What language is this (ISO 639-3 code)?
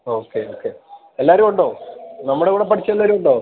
mal